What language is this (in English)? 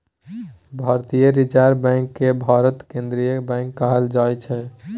Maithili